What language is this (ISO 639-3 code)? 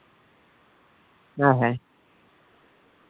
sat